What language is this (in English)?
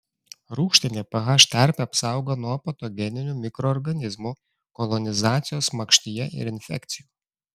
Lithuanian